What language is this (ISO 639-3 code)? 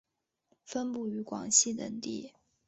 zho